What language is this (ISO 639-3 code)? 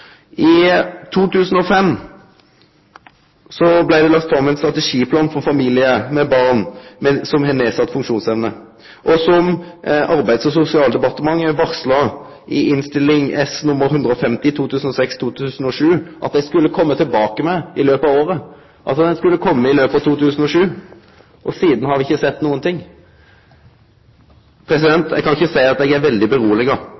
nno